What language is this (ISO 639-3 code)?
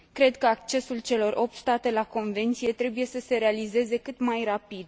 ron